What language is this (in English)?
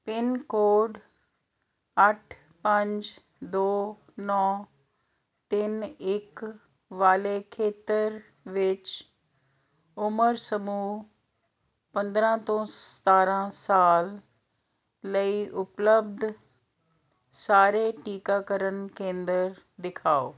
Punjabi